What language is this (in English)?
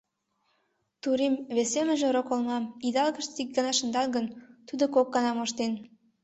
Mari